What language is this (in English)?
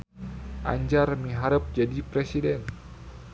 Sundanese